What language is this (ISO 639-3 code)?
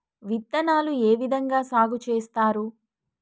tel